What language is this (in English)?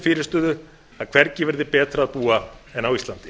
Icelandic